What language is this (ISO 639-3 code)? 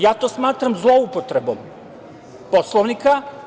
srp